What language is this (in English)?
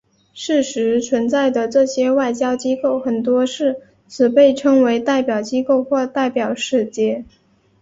Chinese